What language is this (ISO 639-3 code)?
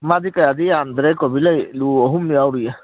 mni